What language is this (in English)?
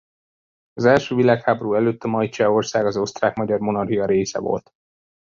Hungarian